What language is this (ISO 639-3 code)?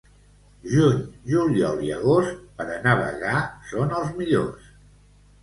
cat